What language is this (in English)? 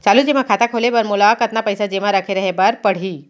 Chhattisgarhi